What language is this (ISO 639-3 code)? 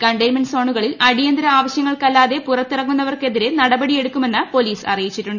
mal